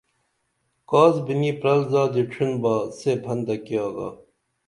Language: Dameli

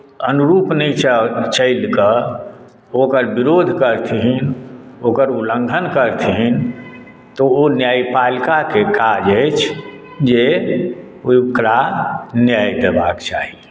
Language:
Maithili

